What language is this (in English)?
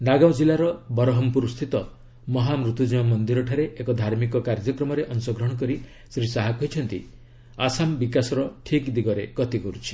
Odia